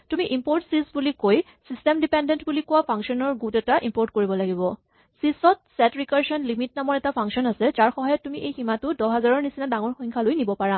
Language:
Assamese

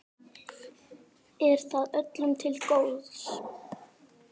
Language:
Icelandic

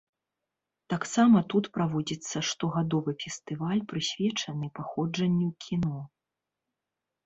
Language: Belarusian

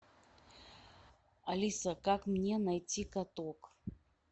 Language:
Russian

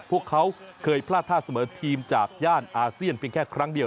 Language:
Thai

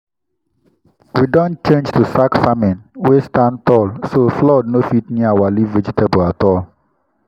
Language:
Nigerian Pidgin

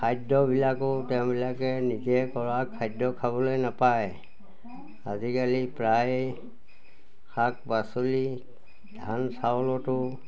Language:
Assamese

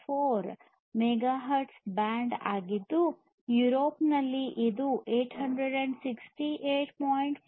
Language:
Kannada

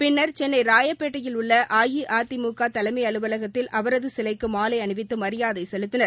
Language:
Tamil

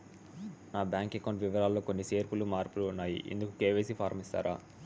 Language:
Telugu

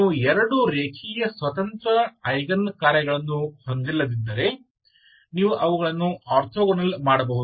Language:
Kannada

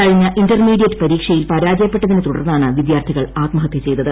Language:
Malayalam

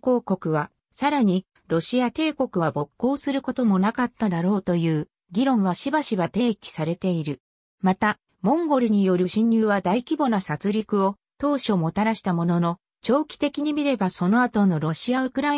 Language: Japanese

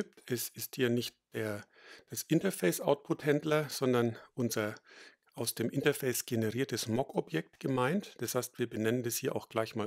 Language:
German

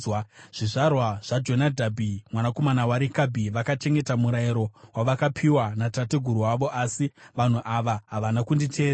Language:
Shona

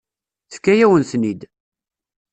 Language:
Kabyle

